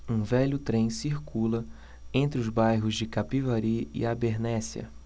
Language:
Portuguese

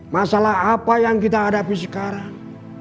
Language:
Indonesian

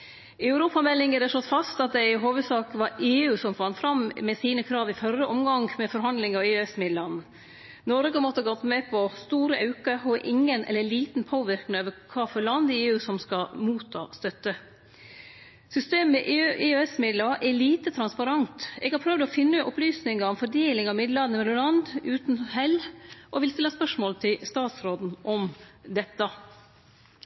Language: Norwegian Nynorsk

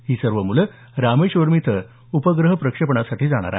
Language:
Marathi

